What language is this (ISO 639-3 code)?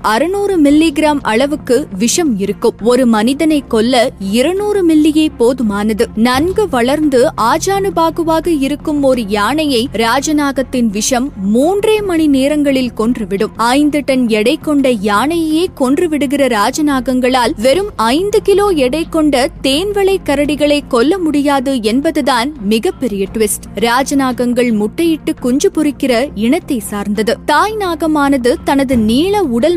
tam